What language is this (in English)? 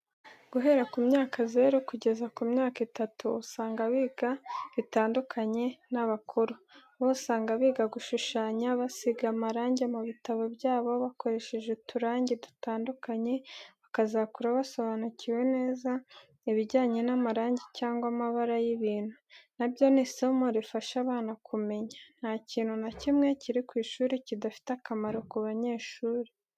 Kinyarwanda